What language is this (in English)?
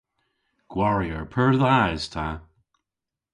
Cornish